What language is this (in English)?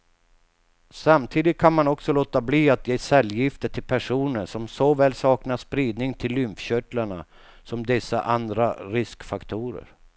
Swedish